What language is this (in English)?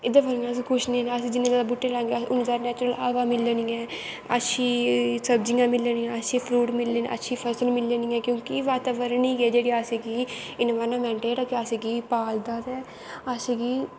Dogri